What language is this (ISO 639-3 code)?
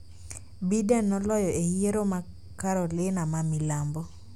luo